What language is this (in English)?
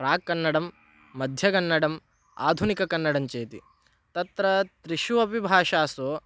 Sanskrit